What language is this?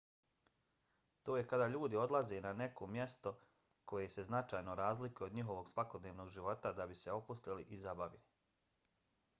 Bosnian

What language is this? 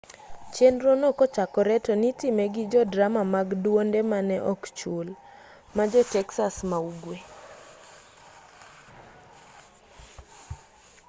Luo (Kenya and Tanzania)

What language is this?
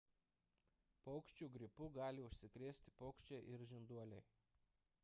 Lithuanian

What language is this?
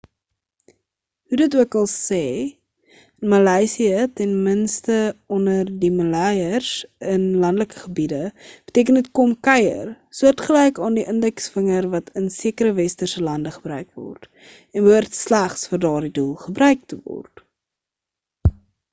Afrikaans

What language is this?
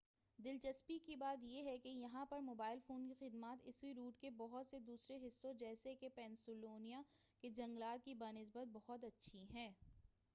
Urdu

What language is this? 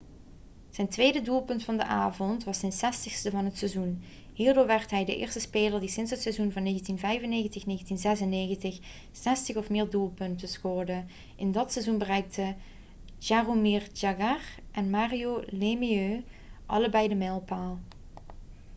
Dutch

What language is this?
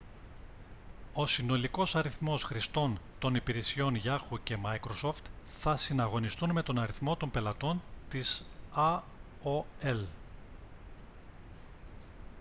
Greek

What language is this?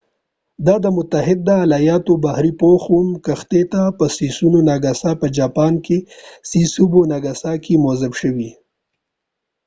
Pashto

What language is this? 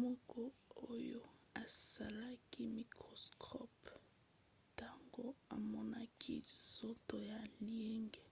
Lingala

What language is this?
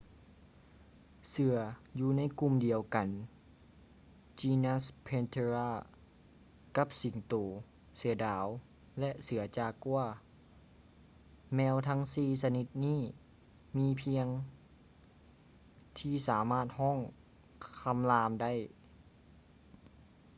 Lao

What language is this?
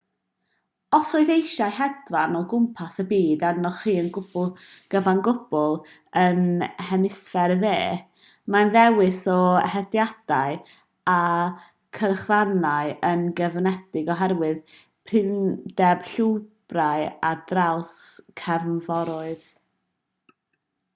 Welsh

